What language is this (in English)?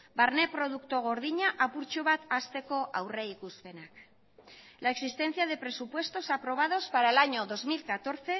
Spanish